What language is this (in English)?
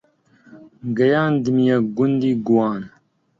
Central Kurdish